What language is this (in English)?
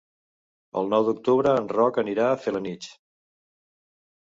Catalan